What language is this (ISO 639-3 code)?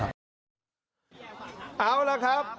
tha